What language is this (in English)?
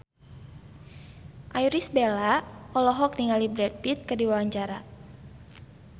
Sundanese